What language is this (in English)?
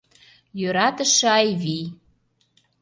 Mari